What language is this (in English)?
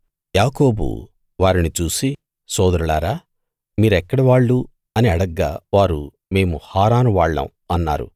Telugu